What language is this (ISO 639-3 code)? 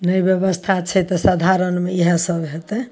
mai